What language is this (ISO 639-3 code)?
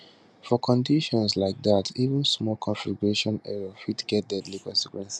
pcm